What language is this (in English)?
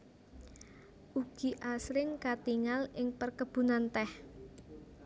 Javanese